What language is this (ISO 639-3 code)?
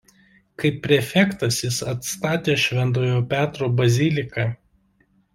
lit